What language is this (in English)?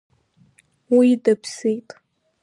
Abkhazian